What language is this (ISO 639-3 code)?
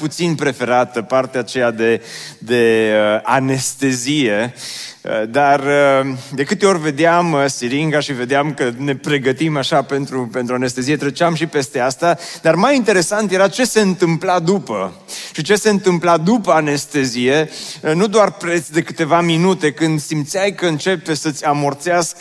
ron